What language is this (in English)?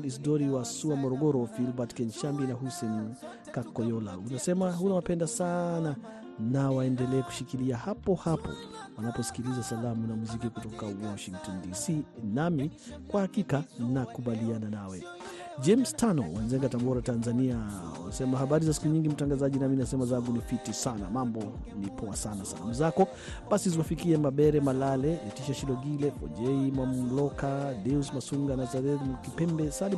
Swahili